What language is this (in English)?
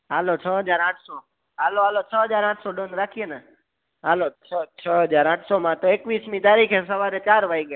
Gujarati